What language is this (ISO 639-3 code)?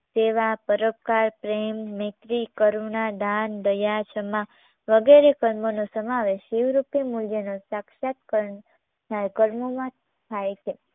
guj